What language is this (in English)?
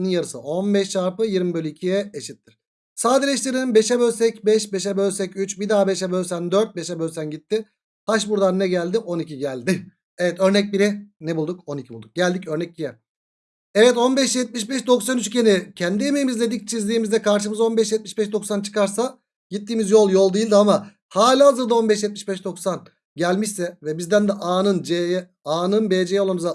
Turkish